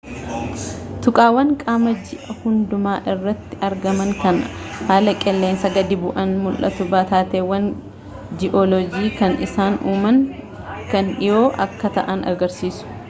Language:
Oromo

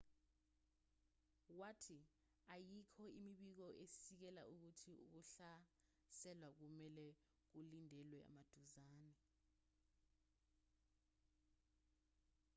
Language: Zulu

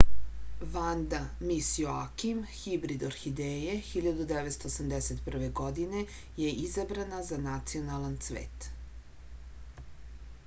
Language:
Serbian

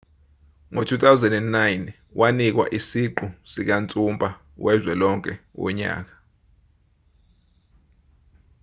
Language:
Zulu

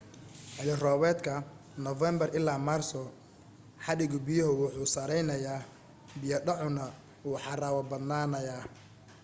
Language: Somali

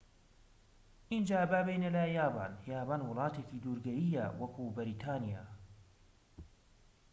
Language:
Central Kurdish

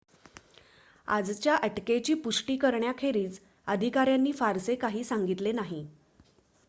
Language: Marathi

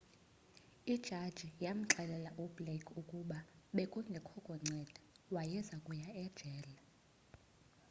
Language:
Xhosa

